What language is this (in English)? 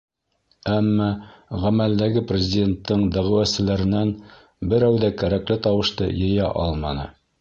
Bashkir